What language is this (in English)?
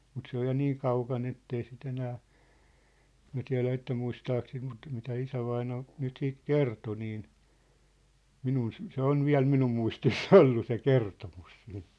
Finnish